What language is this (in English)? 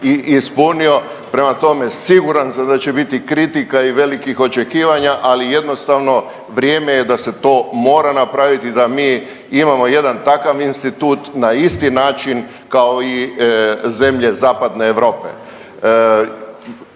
Croatian